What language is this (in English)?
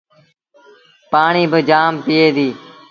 Sindhi Bhil